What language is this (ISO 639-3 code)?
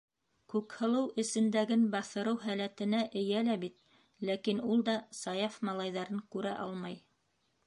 bak